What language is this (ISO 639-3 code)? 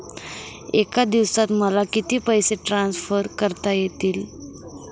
mar